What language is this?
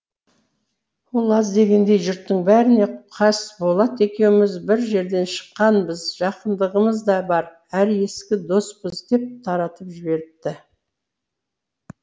Kazakh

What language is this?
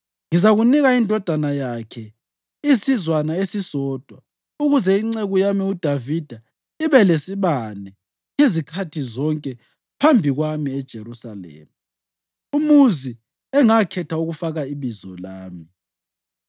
North Ndebele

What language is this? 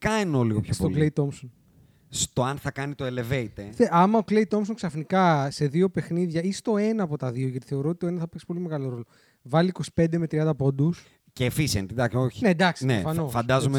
Greek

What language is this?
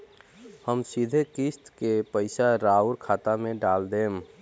Bhojpuri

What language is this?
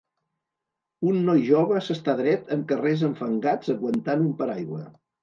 Catalan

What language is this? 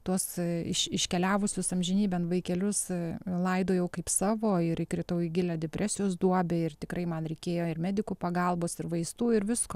Lithuanian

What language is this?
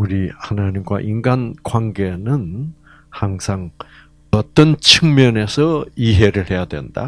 Korean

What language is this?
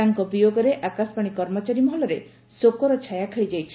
Odia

